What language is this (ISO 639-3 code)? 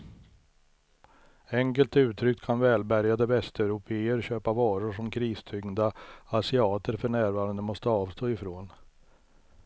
swe